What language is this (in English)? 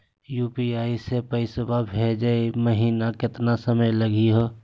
Magahi